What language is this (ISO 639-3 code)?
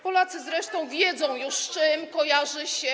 pol